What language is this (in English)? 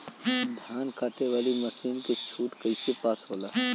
Bhojpuri